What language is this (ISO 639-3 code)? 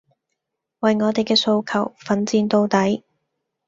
yue